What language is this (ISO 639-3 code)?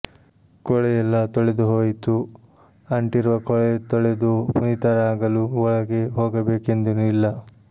kan